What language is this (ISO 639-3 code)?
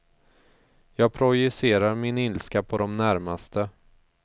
swe